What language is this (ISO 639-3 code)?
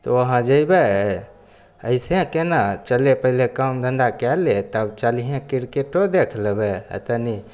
mai